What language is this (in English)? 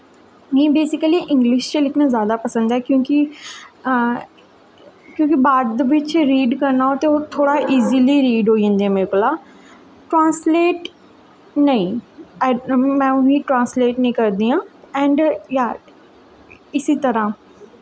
Dogri